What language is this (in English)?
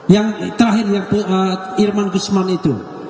Indonesian